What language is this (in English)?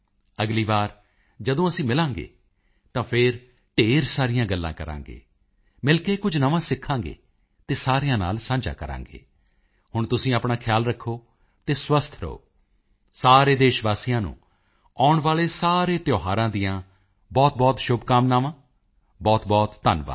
Punjabi